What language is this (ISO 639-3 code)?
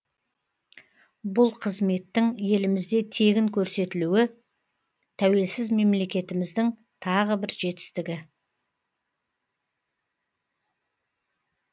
kaz